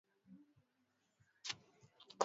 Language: Swahili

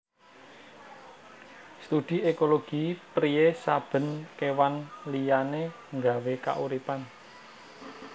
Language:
Javanese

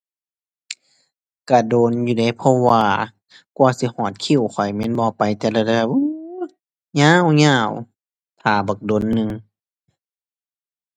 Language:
Thai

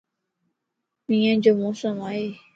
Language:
Lasi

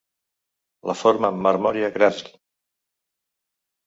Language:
Catalan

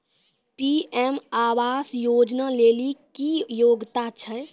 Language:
Maithili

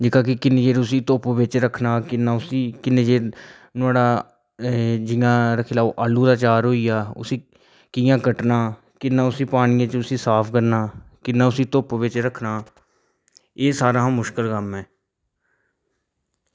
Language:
Dogri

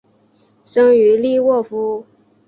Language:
Chinese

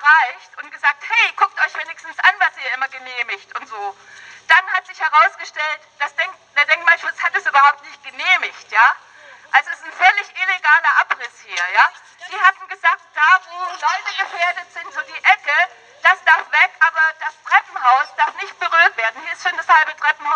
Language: German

